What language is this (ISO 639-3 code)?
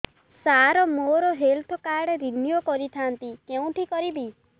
ori